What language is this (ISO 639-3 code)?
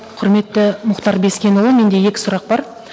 kaz